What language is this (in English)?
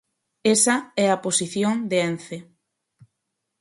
Galician